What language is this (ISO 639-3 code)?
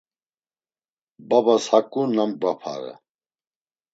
lzz